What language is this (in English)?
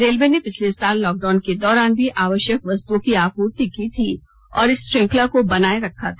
Hindi